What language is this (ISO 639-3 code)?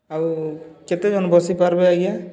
ori